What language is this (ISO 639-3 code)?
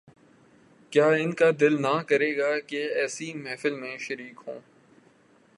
urd